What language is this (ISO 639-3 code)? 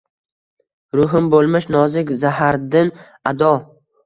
uzb